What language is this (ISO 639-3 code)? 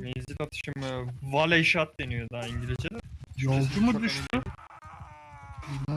tur